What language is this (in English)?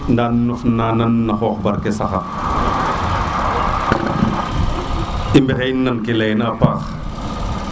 Serer